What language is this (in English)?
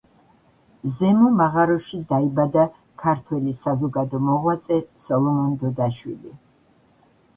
Georgian